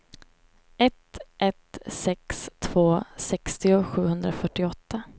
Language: Swedish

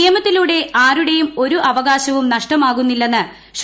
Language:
Malayalam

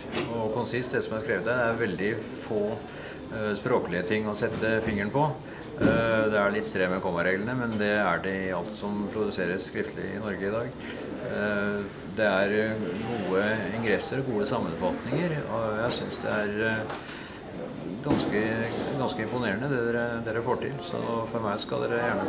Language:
Norwegian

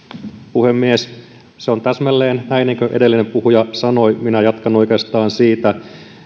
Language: Finnish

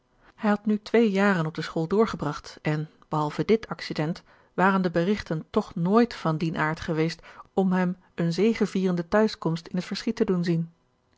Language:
Dutch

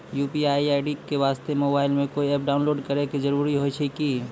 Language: Maithili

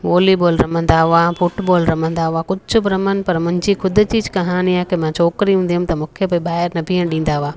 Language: Sindhi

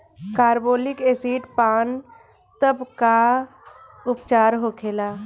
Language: Bhojpuri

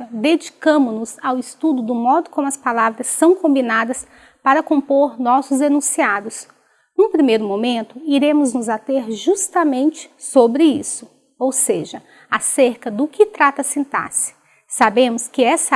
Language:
Portuguese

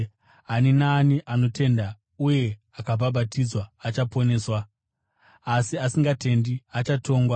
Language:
Shona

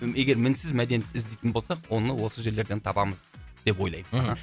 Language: Kazakh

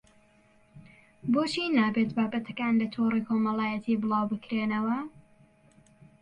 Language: Central Kurdish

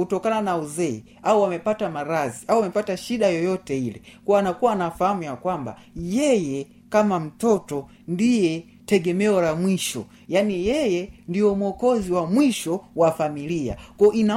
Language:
Swahili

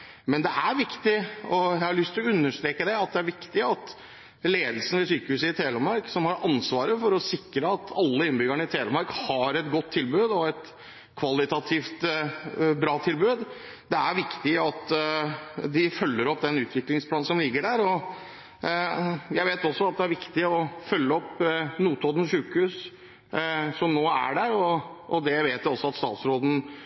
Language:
Norwegian Bokmål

